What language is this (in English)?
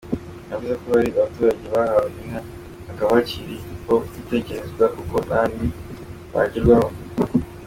Kinyarwanda